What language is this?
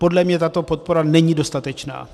Czech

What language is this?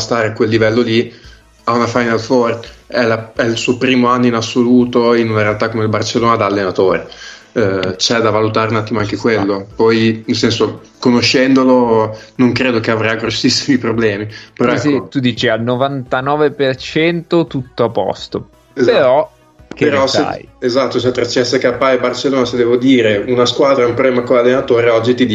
Italian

